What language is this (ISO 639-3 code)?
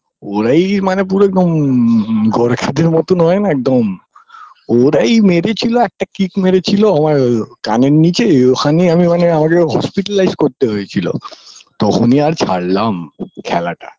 ben